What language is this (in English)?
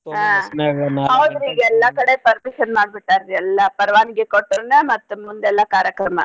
Kannada